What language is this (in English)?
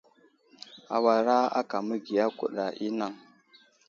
Wuzlam